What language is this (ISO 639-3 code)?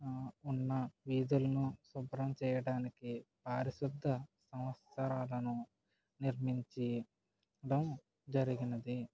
tel